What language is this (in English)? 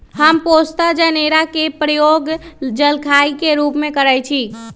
Magahi